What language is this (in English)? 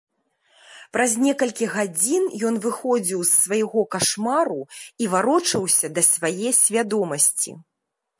Belarusian